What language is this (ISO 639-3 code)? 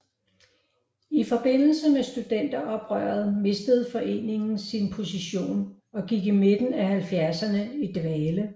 dan